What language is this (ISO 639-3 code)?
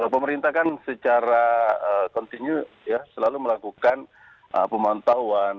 ind